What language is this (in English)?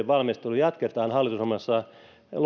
Finnish